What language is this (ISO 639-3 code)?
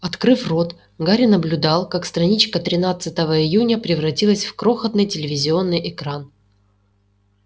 rus